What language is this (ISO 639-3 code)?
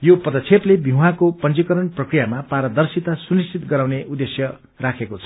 nep